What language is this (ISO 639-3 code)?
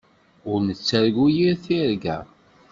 kab